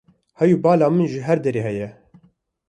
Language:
Kurdish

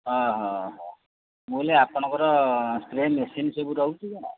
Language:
Odia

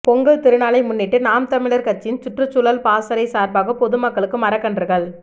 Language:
Tamil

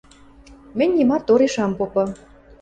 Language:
Western Mari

